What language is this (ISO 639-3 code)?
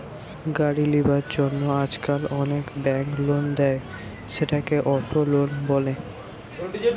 ben